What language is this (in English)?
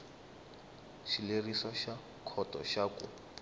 Tsonga